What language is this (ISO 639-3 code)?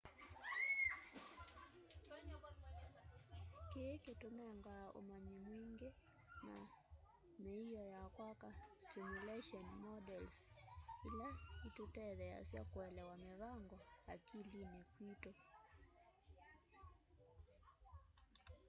kam